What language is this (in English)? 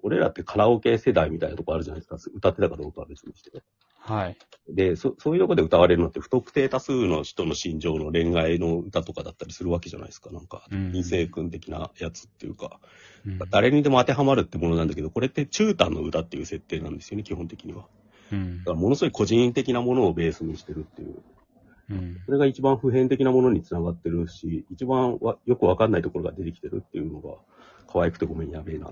Japanese